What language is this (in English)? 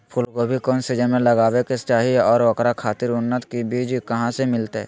Magahi